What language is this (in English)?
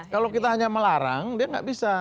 Indonesian